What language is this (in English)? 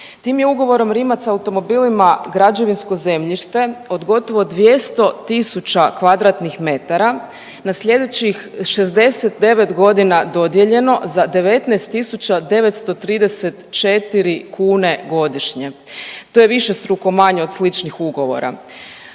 Croatian